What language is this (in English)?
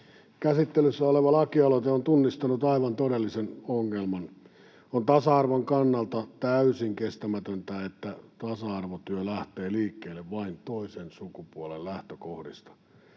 Finnish